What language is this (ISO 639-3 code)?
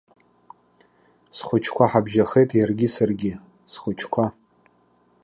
abk